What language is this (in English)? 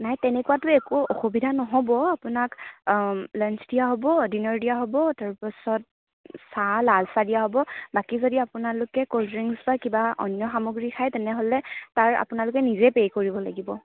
Assamese